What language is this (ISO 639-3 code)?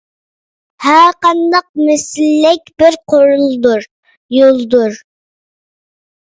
uig